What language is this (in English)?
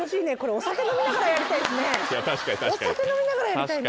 Japanese